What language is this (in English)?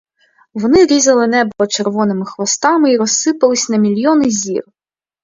Ukrainian